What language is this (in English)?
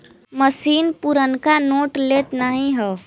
Bhojpuri